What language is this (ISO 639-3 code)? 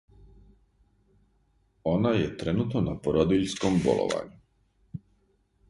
srp